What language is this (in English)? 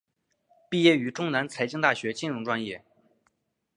Chinese